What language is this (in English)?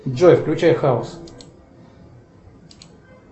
Russian